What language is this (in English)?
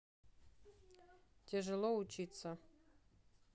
Russian